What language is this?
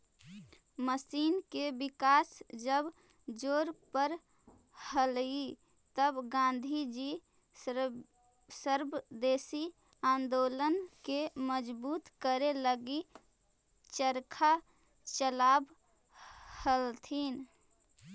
Magahi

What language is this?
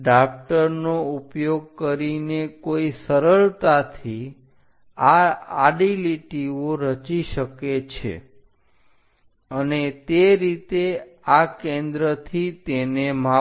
Gujarati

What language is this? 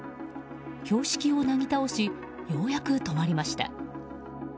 Japanese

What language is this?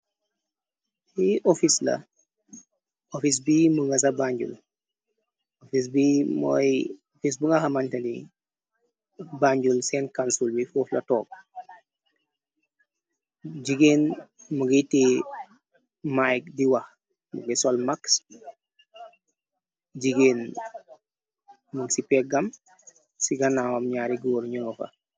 Wolof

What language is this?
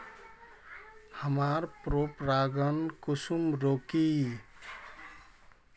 Magahi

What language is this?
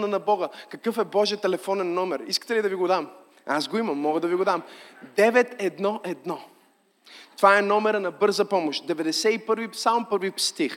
Bulgarian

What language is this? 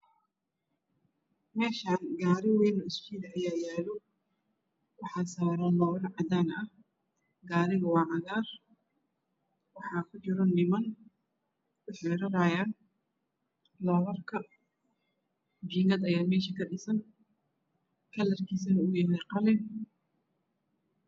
Somali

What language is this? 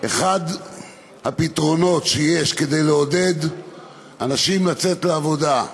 Hebrew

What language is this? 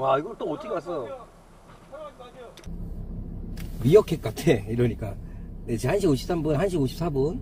Korean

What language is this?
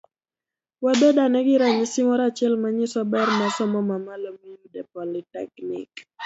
Luo (Kenya and Tanzania)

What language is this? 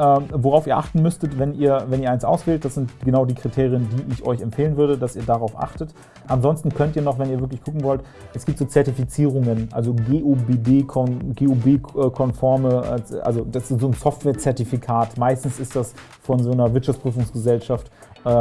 German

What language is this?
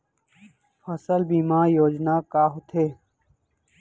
Chhattisgarhi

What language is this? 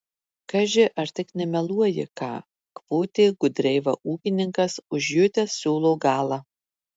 Lithuanian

